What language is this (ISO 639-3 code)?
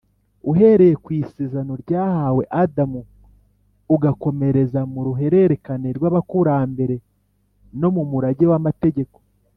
kin